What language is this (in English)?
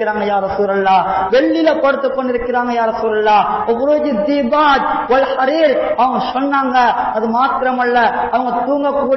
Arabic